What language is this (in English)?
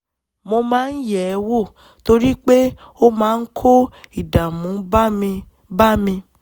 Yoruba